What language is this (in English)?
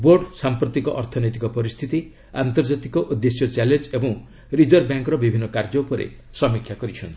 Odia